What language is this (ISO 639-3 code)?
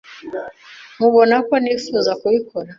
kin